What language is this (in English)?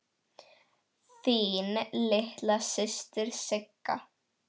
Icelandic